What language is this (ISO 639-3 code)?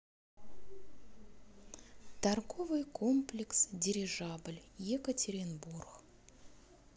rus